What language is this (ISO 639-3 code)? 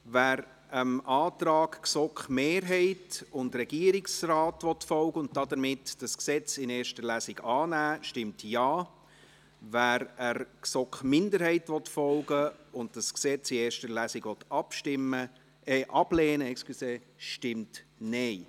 gsw